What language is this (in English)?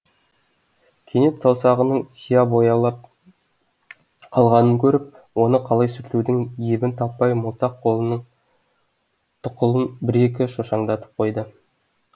Kazakh